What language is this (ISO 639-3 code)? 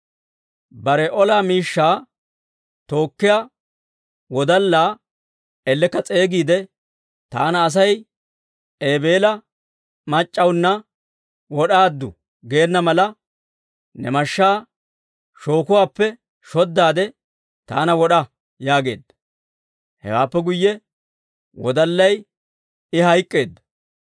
dwr